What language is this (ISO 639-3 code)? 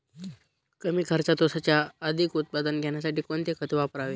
mar